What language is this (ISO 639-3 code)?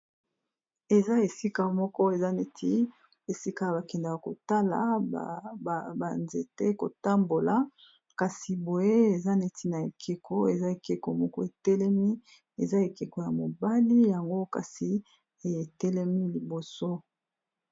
lin